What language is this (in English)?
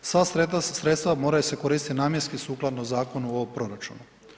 Croatian